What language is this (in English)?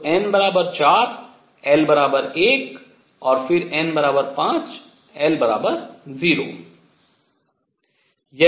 Hindi